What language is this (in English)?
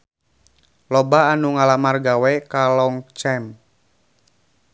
Sundanese